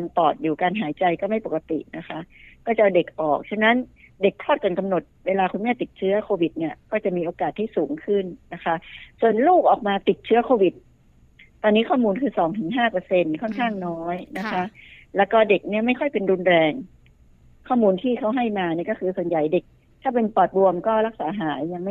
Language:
Thai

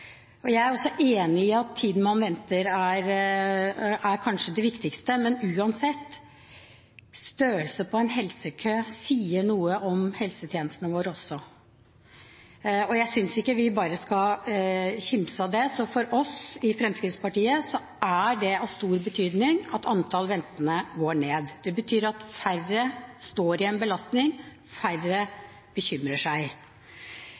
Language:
Norwegian Bokmål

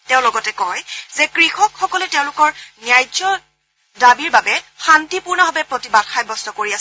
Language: Assamese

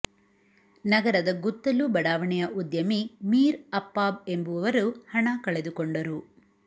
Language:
Kannada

